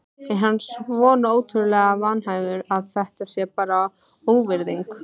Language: Icelandic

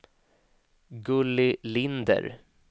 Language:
Swedish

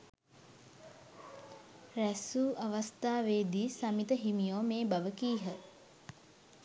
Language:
Sinhala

